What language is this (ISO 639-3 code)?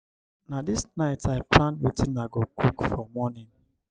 pcm